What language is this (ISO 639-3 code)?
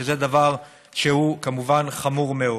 heb